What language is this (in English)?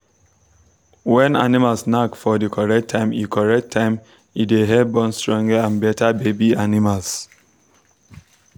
Nigerian Pidgin